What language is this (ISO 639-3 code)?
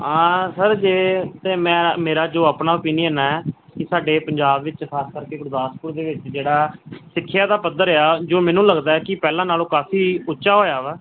pan